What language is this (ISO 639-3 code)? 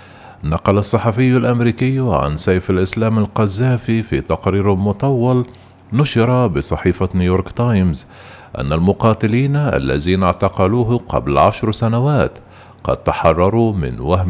ara